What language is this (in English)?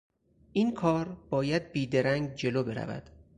Persian